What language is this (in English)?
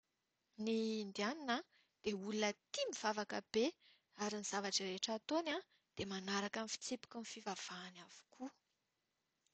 Malagasy